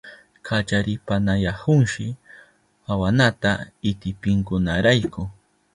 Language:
Southern Pastaza Quechua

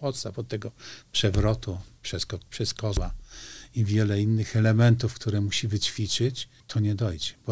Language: Polish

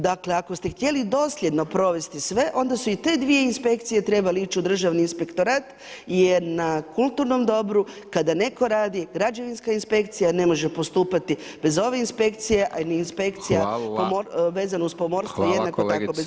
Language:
Croatian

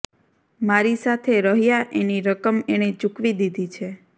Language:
Gujarati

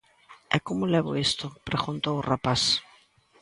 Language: Galician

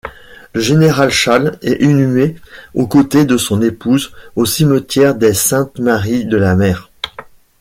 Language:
French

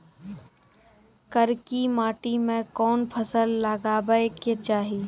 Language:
Maithili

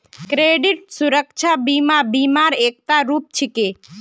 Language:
Magahi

